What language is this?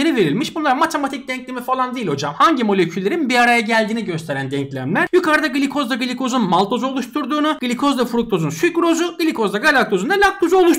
Turkish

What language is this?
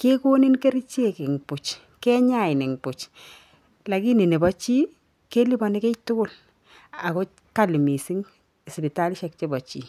Kalenjin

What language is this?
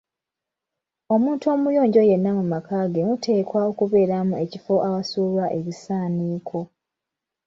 Ganda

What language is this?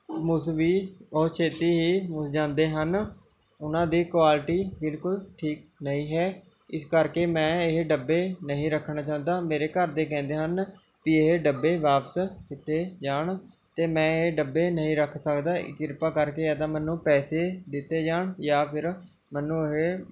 Punjabi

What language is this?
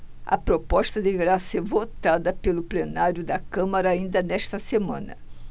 Portuguese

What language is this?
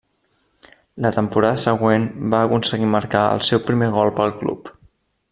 Catalan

